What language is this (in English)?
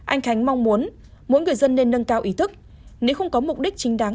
Vietnamese